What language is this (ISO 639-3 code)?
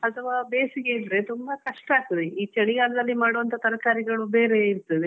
kan